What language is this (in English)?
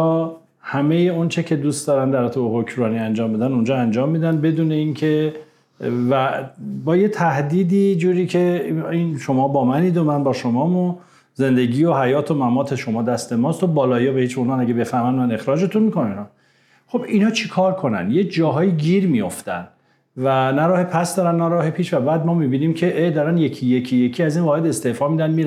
Persian